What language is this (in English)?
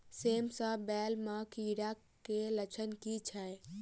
Maithili